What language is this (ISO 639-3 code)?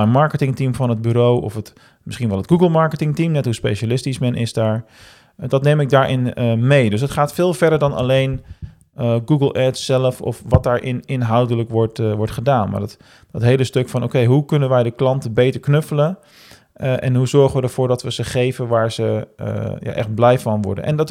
nld